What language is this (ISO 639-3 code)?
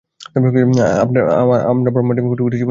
ben